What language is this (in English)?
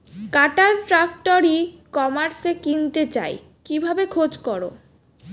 Bangla